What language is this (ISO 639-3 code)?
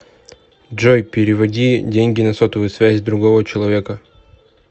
rus